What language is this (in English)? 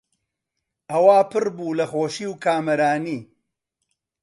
Central Kurdish